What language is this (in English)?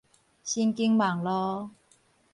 Min Nan Chinese